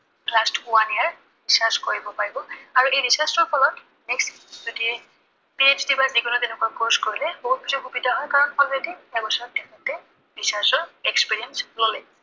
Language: Assamese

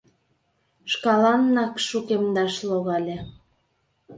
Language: Mari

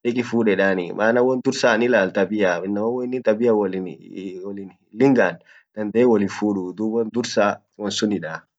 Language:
Orma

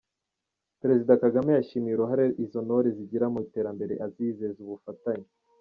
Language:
Kinyarwanda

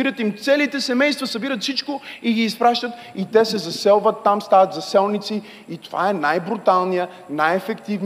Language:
Bulgarian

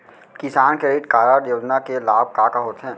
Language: Chhattisgarhi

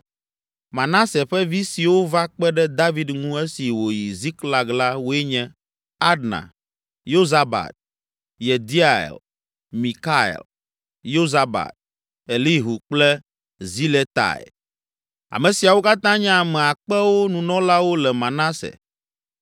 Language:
Ewe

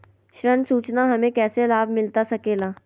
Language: Magahi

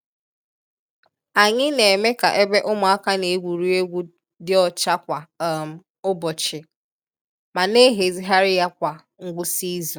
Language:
Igbo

